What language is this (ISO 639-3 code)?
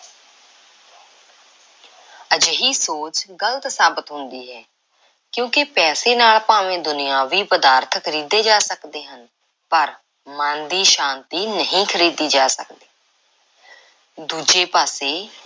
pan